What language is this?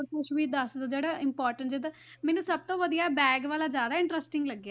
Punjabi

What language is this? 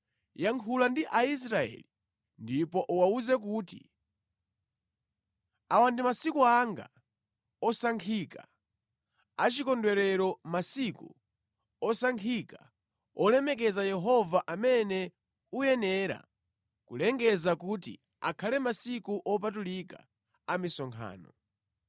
Nyanja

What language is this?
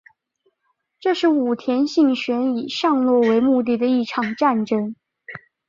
Chinese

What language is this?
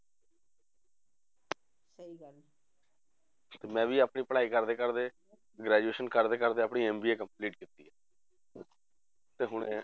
Punjabi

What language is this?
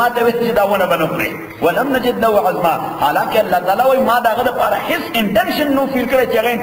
Arabic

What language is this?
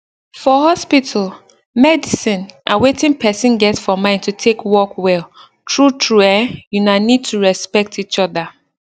Nigerian Pidgin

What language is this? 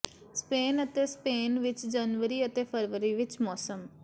Punjabi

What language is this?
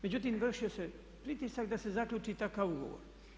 Croatian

